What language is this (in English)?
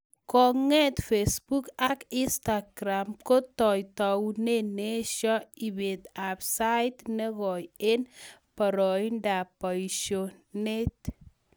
Kalenjin